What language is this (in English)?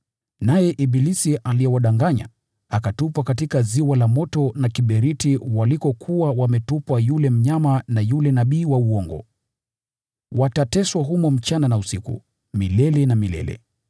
Swahili